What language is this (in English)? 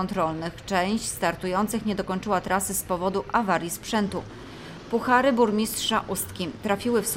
Polish